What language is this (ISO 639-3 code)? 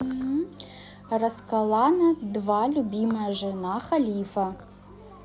rus